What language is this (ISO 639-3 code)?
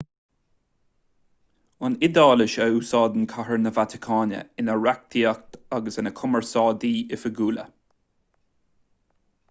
gle